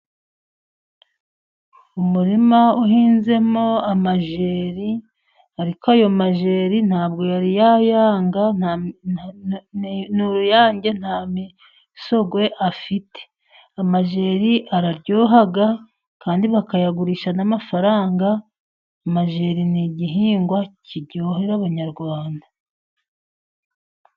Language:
Kinyarwanda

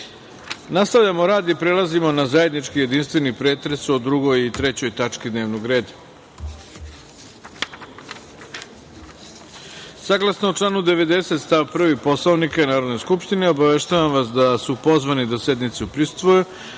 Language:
Serbian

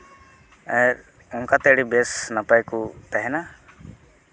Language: Santali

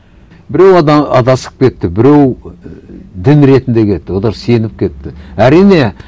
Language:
Kazakh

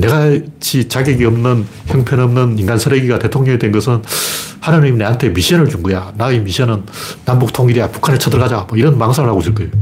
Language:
Korean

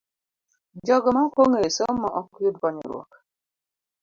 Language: Luo (Kenya and Tanzania)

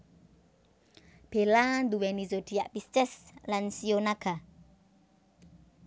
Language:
Javanese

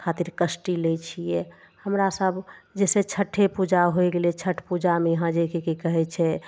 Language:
Maithili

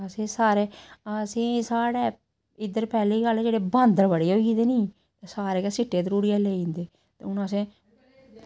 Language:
Dogri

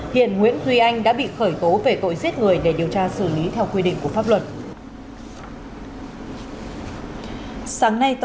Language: Vietnamese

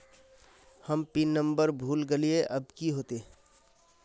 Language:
Magahi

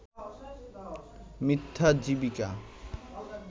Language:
Bangla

